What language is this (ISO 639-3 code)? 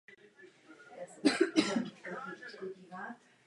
ces